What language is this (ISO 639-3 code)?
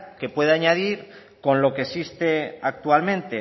spa